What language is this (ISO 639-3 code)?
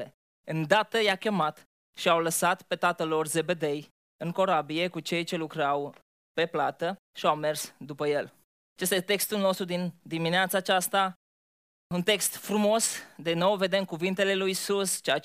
ron